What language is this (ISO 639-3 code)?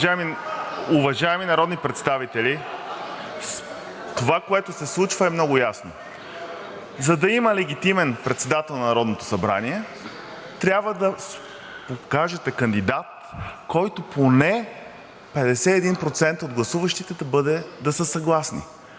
bul